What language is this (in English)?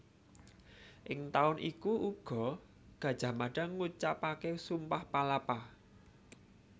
Javanese